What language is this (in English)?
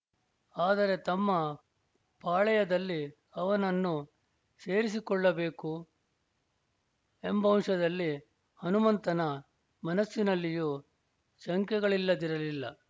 Kannada